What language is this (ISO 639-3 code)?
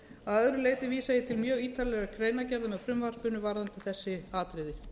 isl